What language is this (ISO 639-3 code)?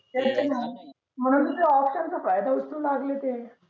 mar